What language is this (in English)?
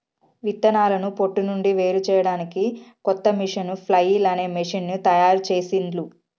Telugu